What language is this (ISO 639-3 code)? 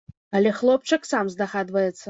bel